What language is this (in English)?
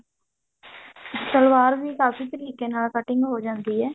Punjabi